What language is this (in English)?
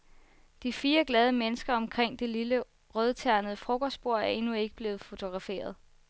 Danish